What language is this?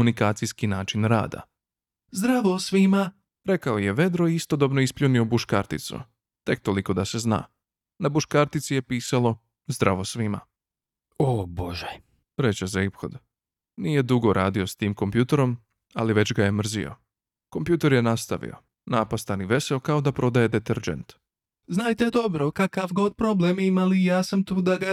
Croatian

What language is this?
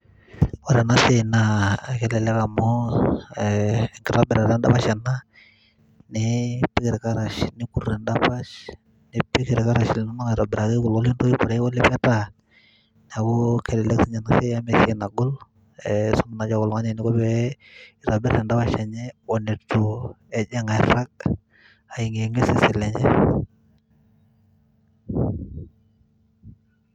Masai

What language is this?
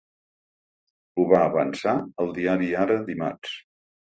Catalan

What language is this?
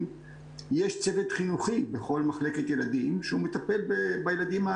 Hebrew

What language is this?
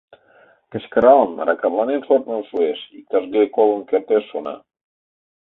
Mari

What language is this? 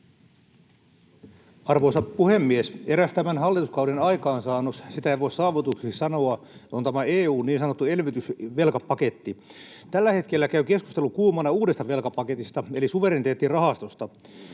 Finnish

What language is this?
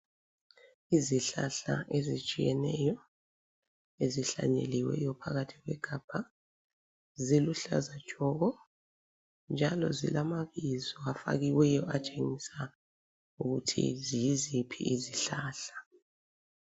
North Ndebele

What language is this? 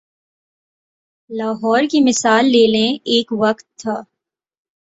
Urdu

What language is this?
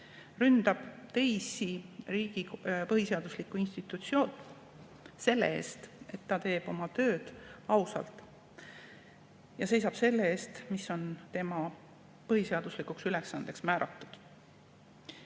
Estonian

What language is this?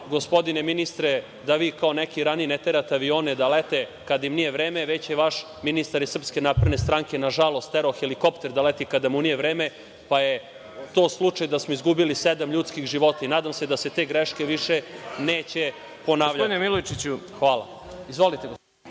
Serbian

